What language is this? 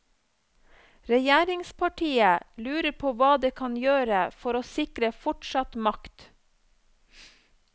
Norwegian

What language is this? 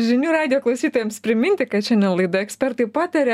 Lithuanian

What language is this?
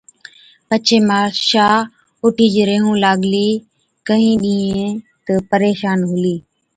Od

